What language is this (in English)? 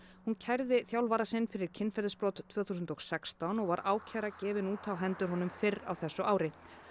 Icelandic